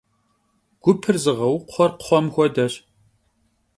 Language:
Kabardian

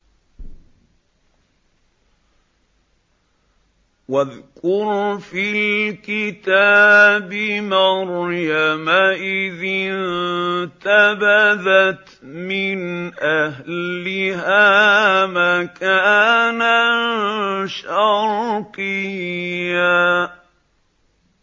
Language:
Arabic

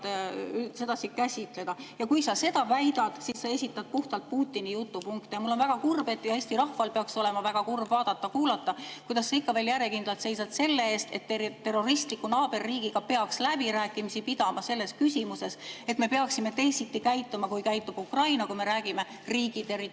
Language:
Estonian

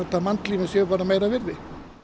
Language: Icelandic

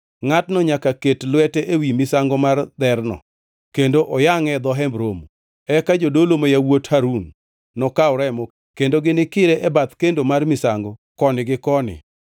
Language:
Luo (Kenya and Tanzania)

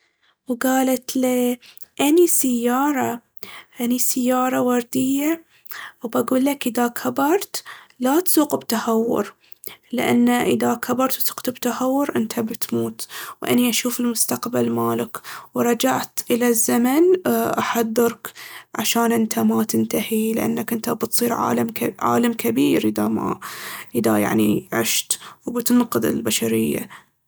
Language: Baharna Arabic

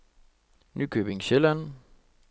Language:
Danish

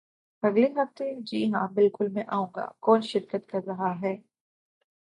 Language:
Urdu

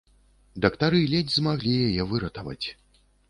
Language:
Belarusian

